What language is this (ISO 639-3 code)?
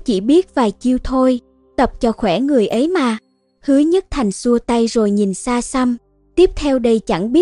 vie